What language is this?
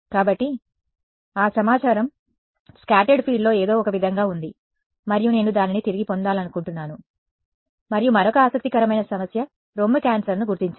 Telugu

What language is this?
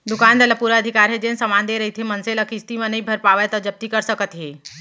Chhattisgarhi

